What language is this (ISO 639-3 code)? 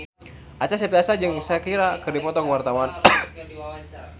sun